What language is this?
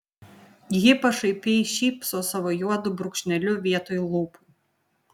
Lithuanian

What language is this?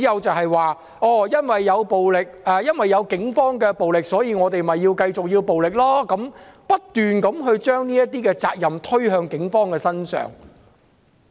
Cantonese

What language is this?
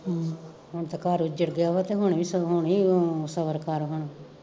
Punjabi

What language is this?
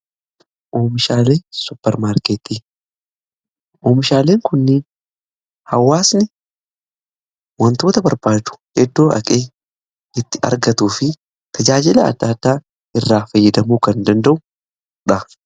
Oromo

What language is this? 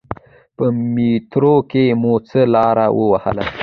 Pashto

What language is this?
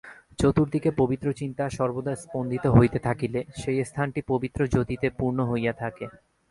Bangla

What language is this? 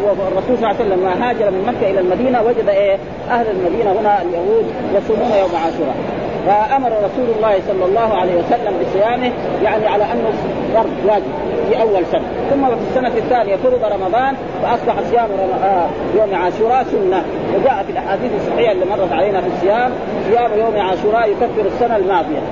Arabic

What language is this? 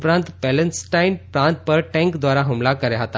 Gujarati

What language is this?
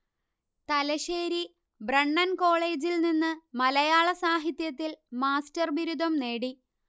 Malayalam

